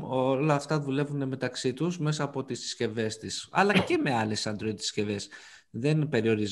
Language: Greek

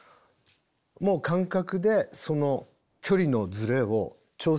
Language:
Japanese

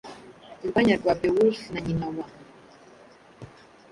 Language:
Kinyarwanda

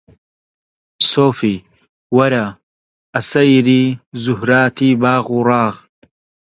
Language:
Central Kurdish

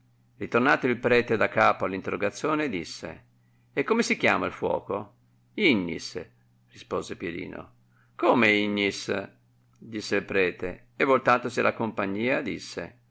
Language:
Italian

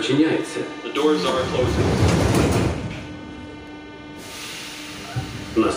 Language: Ukrainian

